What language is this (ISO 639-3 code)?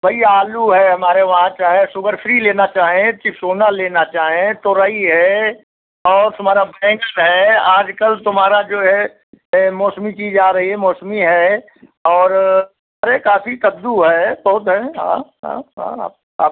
hin